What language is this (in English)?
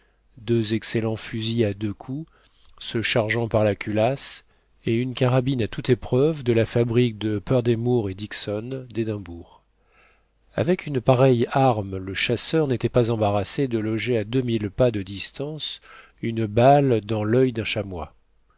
French